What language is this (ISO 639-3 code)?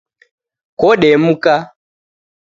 dav